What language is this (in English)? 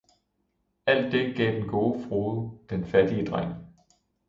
Danish